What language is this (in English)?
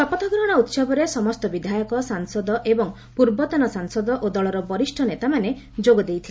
Odia